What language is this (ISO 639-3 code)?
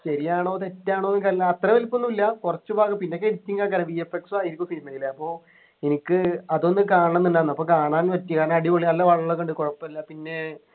mal